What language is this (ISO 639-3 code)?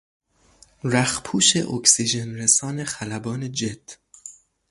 fas